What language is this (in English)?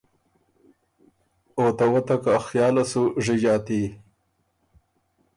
Ormuri